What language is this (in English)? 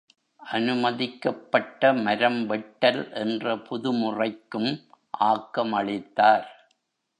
Tamil